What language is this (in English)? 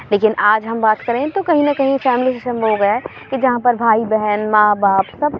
Urdu